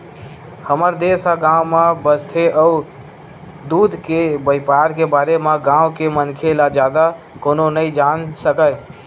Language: Chhattisgarhi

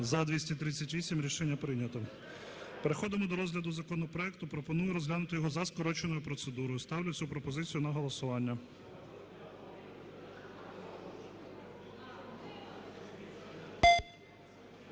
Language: Ukrainian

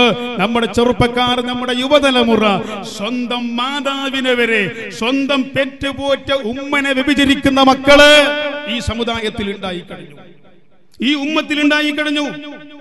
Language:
Arabic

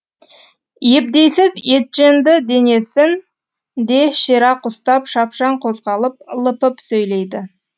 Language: Kazakh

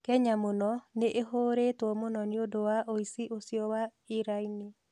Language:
Kikuyu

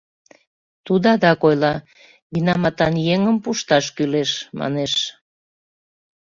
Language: Mari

